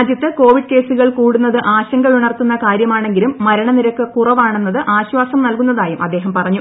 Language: Malayalam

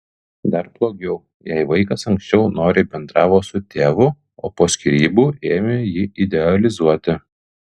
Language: Lithuanian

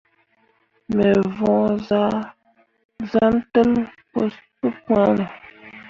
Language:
Mundang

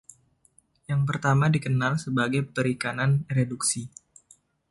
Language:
Indonesian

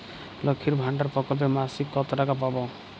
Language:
Bangla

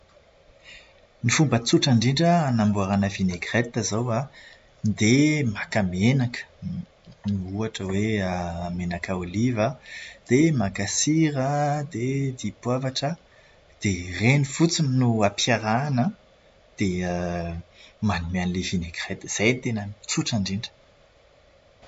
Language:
Malagasy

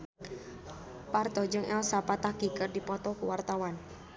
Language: Sundanese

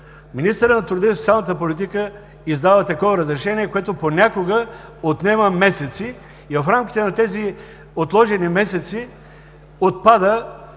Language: Bulgarian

